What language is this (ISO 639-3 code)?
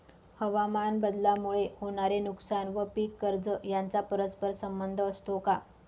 mar